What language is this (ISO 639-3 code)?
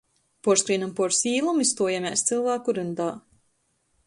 ltg